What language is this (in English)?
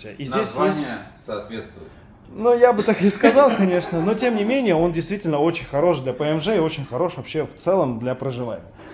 Russian